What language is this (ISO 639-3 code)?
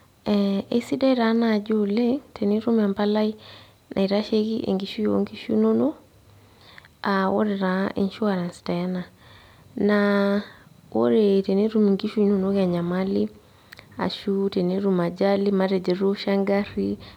mas